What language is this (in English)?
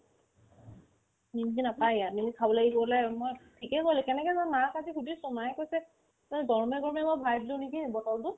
Assamese